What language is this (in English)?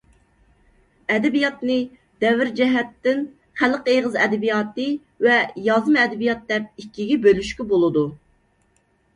Uyghur